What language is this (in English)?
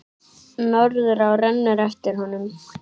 Icelandic